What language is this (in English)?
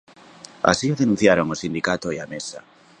Galician